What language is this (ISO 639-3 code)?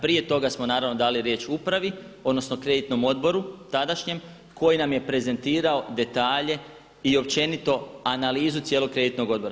hrv